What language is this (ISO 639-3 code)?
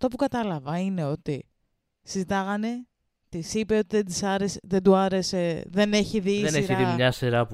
ell